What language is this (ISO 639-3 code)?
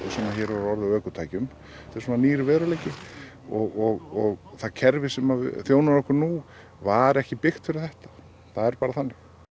isl